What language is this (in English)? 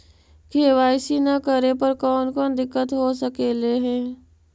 Magahi